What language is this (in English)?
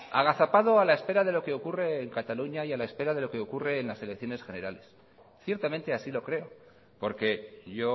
Spanish